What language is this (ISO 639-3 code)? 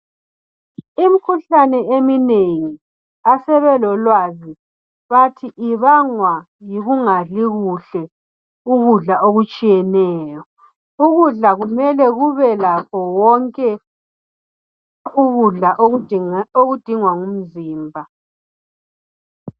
nde